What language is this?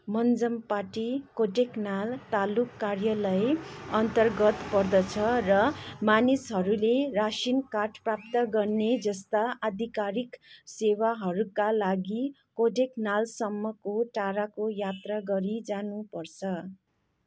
Nepali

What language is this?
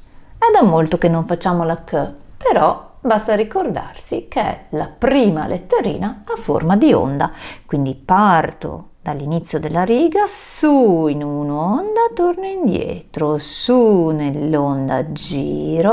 Italian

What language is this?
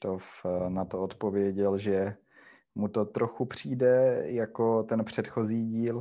Czech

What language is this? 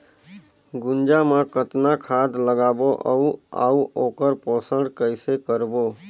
Chhattisgarhi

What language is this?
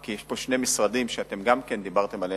Hebrew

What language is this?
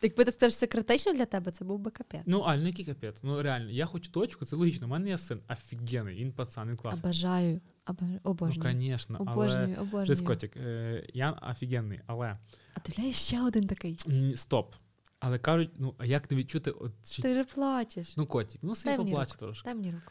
Ukrainian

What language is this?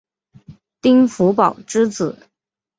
Chinese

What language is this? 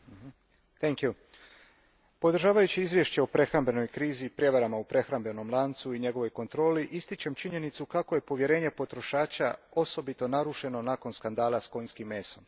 Croatian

